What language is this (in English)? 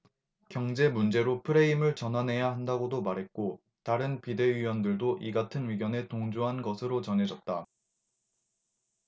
Korean